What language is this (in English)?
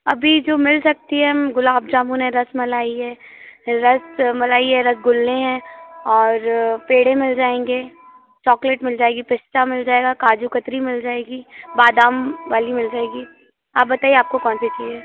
Hindi